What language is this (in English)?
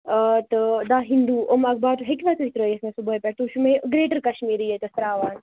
Kashmiri